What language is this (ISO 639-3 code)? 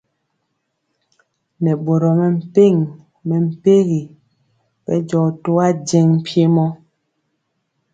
mcx